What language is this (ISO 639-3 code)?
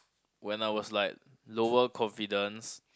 eng